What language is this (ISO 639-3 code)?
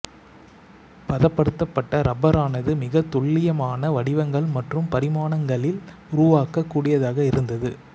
tam